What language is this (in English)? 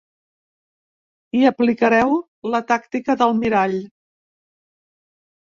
Catalan